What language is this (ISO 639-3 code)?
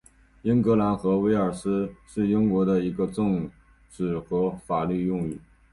zho